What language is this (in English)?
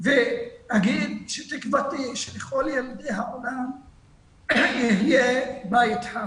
Hebrew